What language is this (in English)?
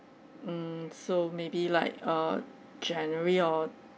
English